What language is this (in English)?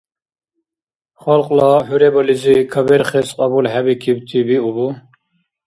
Dargwa